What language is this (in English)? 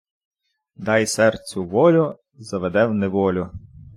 Ukrainian